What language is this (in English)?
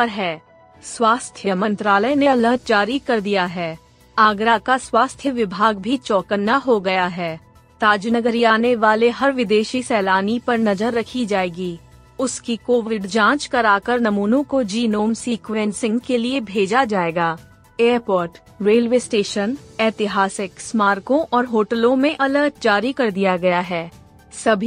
Hindi